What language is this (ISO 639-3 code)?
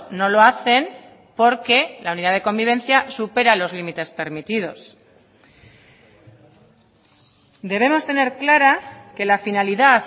spa